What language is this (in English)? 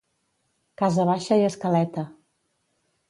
Catalan